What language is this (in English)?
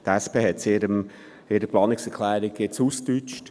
Swiss German